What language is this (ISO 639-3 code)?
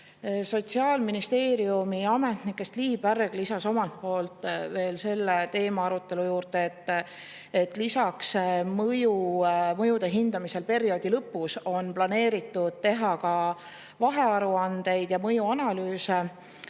est